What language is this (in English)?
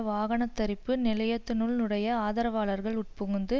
Tamil